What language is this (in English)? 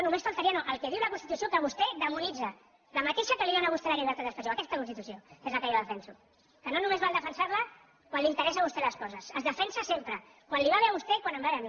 Catalan